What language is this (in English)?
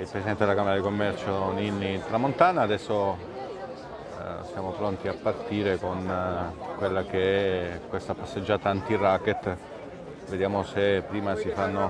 Italian